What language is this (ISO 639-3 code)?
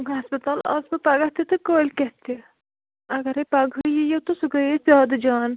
kas